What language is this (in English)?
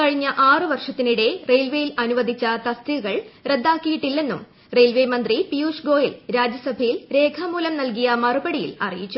Malayalam